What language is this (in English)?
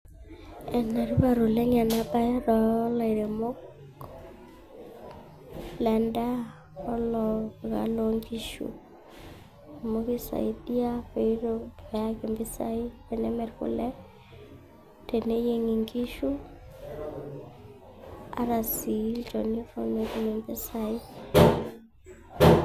Masai